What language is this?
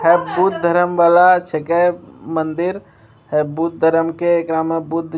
Maithili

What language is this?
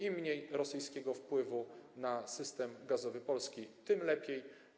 Polish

